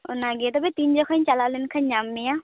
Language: Santali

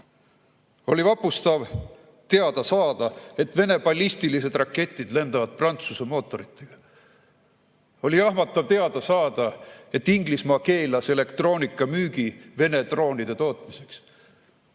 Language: Estonian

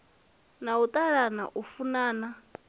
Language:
Venda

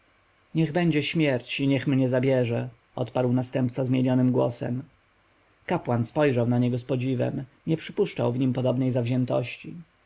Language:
Polish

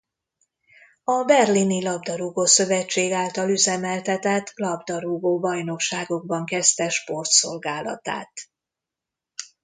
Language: Hungarian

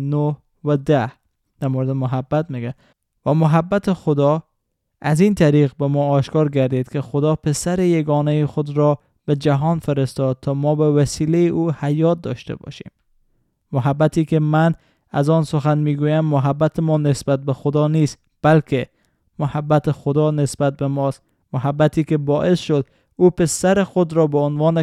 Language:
Persian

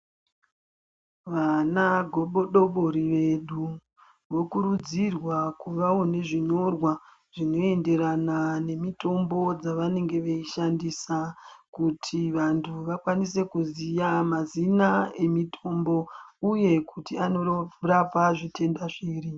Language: Ndau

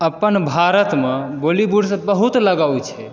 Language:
Maithili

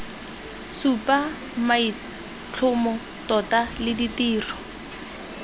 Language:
Tswana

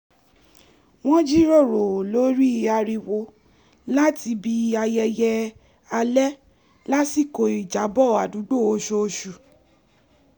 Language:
Yoruba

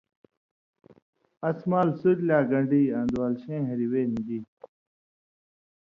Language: Indus Kohistani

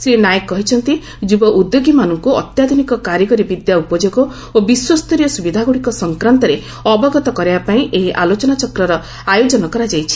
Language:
Odia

